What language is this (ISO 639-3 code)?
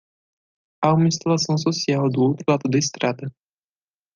por